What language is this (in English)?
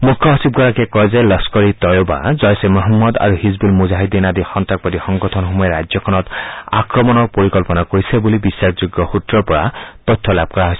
Assamese